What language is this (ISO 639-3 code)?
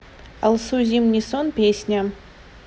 rus